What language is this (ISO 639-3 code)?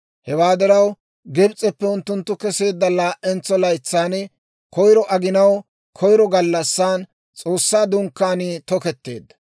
dwr